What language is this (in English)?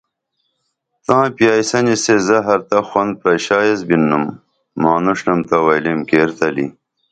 Dameli